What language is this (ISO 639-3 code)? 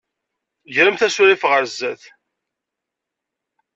kab